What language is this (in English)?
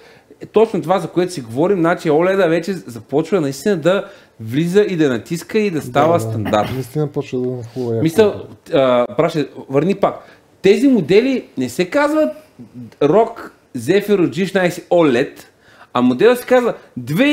Bulgarian